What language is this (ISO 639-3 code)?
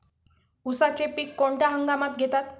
mar